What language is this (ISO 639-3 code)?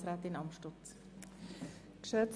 gsw